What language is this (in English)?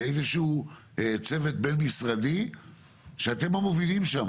Hebrew